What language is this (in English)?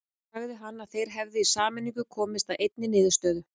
Icelandic